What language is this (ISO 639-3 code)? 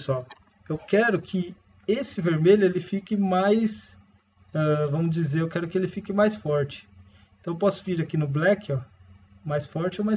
por